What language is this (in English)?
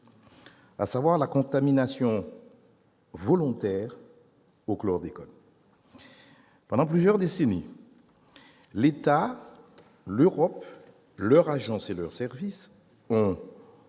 French